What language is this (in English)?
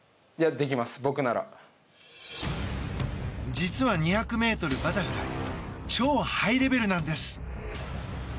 Japanese